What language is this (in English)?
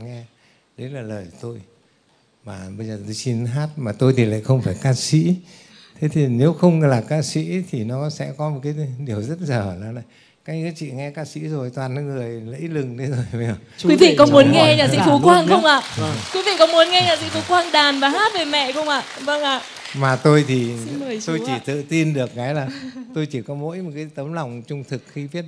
Vietnamese